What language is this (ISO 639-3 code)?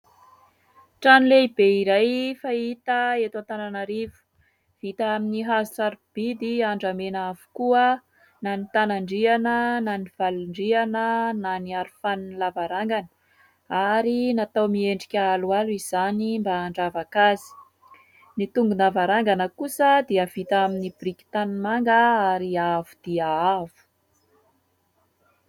mlg